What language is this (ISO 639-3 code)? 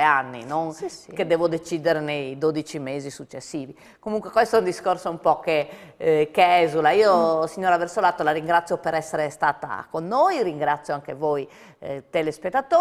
ita